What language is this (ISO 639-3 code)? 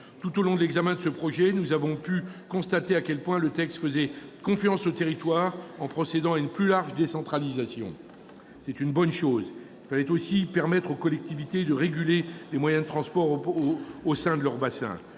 fra